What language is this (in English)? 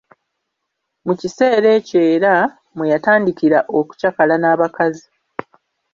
Ganda